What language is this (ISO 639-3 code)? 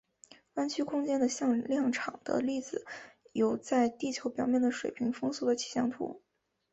zho